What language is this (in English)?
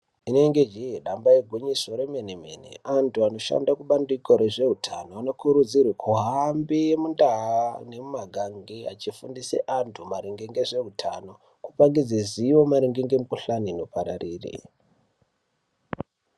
Ndau